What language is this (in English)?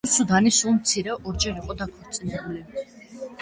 Georgian